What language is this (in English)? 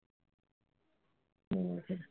Punjabi